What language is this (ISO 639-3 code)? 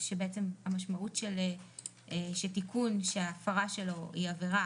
heb